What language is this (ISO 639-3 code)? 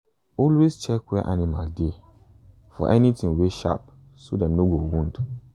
pcm